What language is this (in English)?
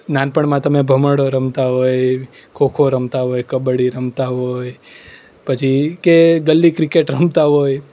Gujarati